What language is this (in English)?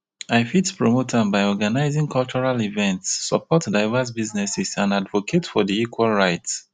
Nigerian Pidgin